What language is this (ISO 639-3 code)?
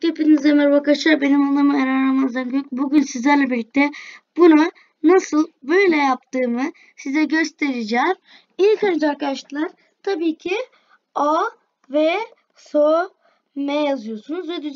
tur